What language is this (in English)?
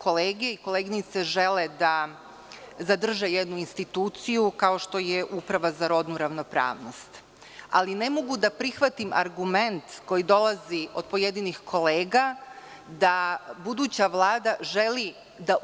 Serbian